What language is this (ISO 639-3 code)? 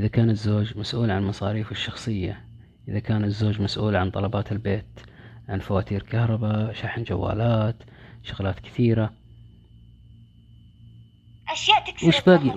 ara